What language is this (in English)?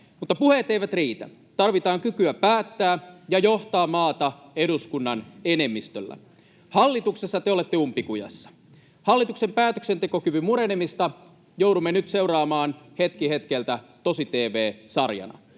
Finnish